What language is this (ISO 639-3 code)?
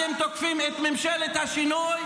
heb